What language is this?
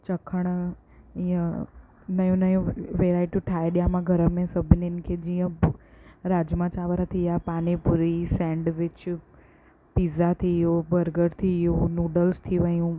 Sindhi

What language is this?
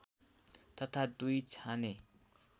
Nepali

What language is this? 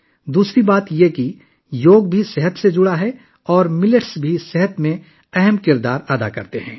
Urdu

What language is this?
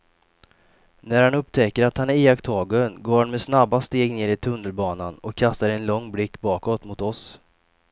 Swedish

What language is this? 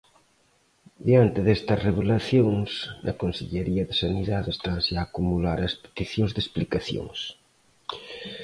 Galician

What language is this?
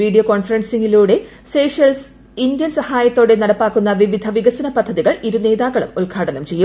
Malayalam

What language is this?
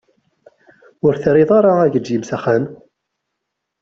Kabyle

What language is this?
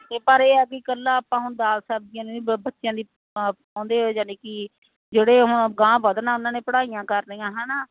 Punjabi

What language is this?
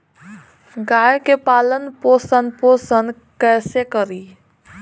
Bhojpuri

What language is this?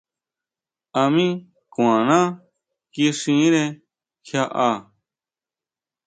Huautla Mazatec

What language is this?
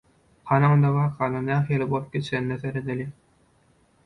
Turkmen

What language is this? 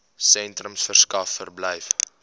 Afrikaans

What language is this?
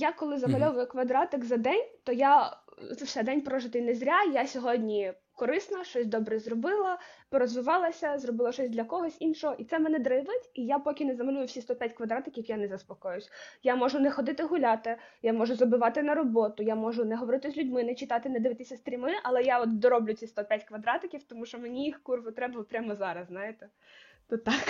Ukrainian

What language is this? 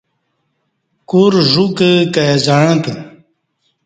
Kati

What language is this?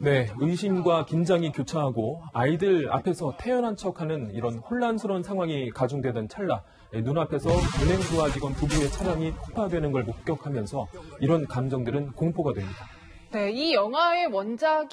Korean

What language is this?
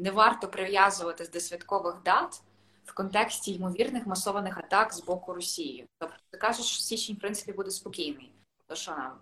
Ukrainian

